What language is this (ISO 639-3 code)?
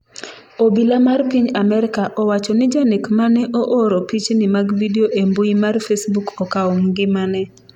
luo